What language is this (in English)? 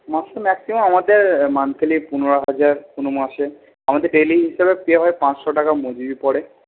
Bangla